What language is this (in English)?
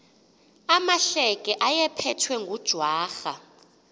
Xhosa